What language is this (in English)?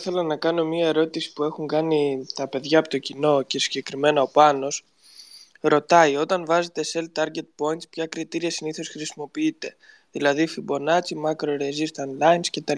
Greek